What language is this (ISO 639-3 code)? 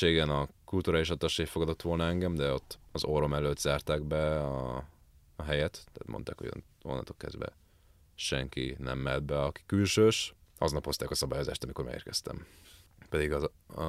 hun